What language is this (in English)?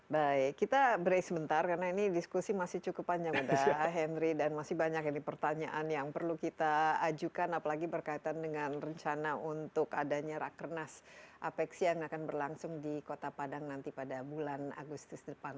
Indonesian